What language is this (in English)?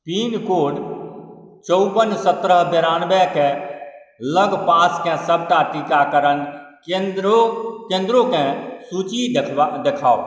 Maithili